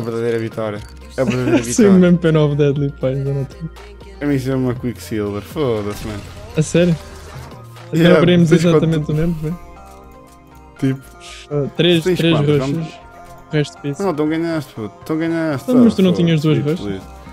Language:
Portuguese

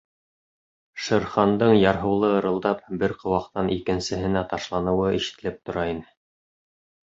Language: Bashkir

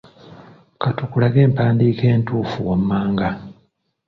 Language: Ganda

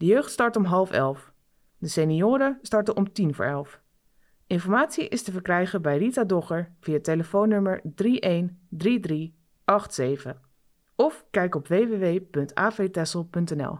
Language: Dutch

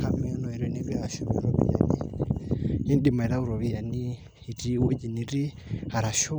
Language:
Masai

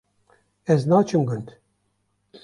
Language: Kurdish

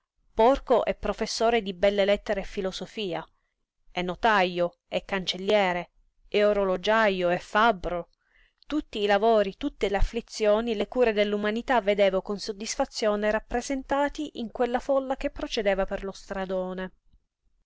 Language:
Italian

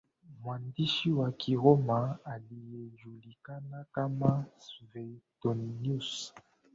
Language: Swahili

